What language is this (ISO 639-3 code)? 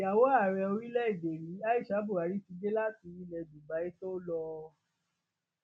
yor